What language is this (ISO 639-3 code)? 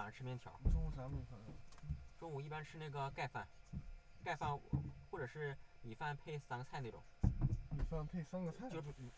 zho